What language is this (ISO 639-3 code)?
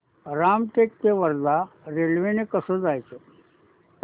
mar